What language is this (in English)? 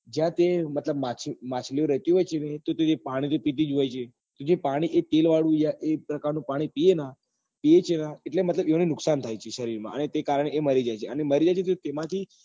Gujarati